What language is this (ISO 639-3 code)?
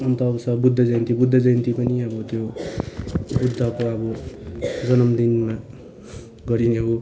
nep